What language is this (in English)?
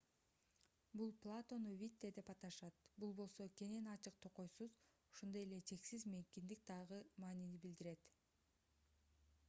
Kyrgyz